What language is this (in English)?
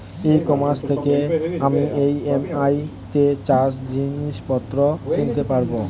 Bangla